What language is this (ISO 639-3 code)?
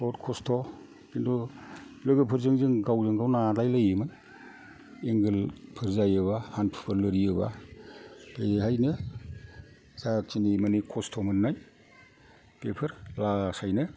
brx